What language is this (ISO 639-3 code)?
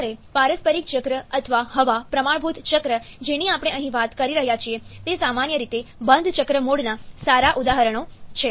guj